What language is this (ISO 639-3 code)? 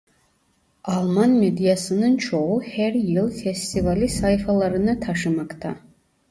tur